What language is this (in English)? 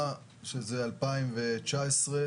Hebrew